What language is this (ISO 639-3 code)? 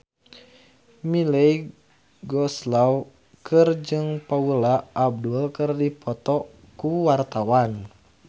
sun